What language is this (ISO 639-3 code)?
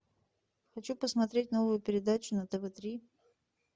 rus